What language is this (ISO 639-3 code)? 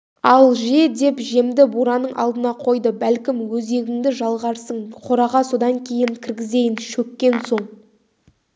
kaz